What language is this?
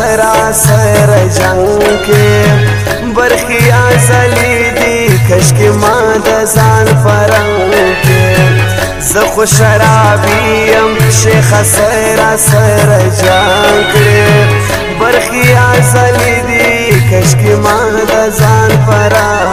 Arabic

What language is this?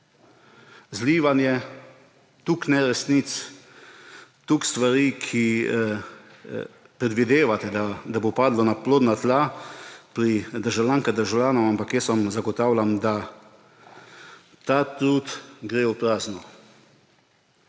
Slovenian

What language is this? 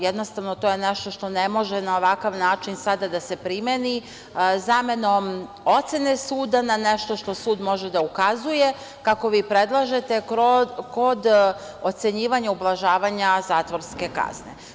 Serbian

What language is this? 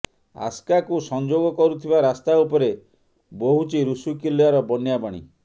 Odia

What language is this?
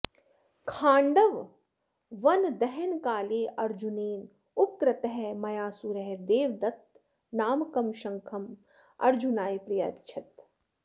Sanskrit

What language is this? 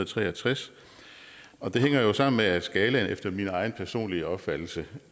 Danish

